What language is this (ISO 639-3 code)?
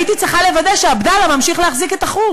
heb